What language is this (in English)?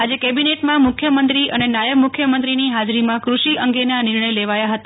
Gujarati